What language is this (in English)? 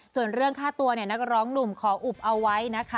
Thai